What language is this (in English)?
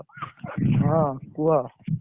Odia